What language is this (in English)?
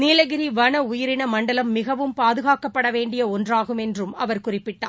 Tamil